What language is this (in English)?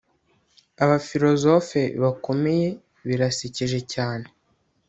Kinyarwanda